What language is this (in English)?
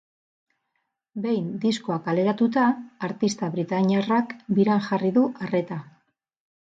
Basque